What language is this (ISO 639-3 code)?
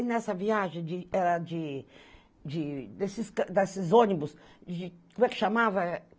por